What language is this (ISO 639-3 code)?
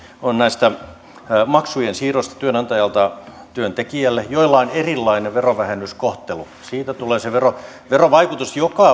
fin